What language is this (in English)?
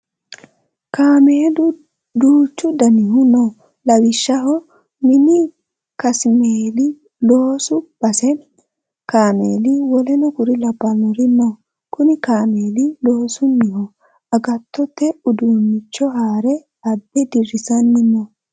Sidamo